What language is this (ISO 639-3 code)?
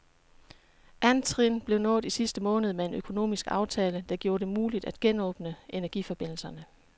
dan